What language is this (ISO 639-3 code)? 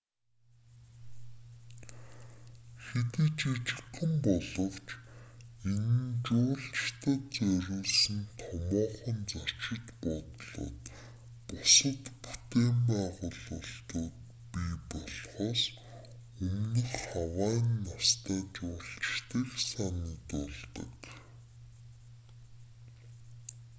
mon